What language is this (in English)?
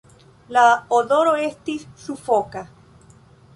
Esperanto